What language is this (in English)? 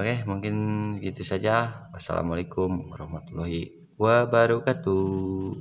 Indonesian